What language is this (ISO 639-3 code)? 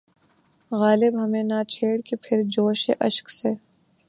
urd